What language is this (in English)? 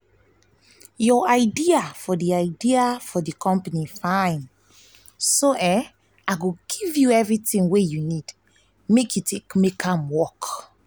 Nigerian Pidgin